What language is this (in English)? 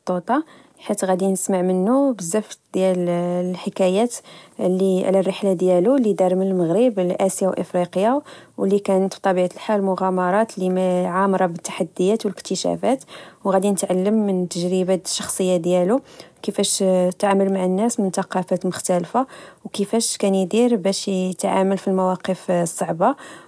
Moroccan Arabic